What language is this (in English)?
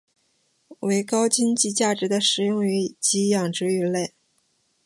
Chinese